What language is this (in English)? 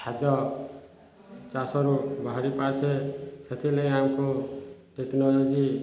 Odia